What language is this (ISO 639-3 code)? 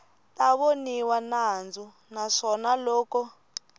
tso